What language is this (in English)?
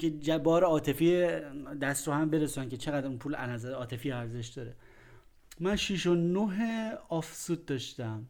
Persian